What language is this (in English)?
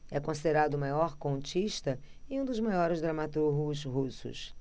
Portuguese